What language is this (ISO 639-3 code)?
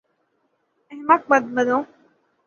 urd